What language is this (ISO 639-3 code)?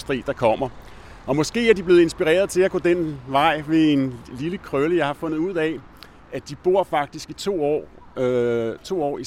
dan